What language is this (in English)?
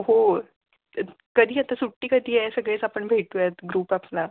Marathi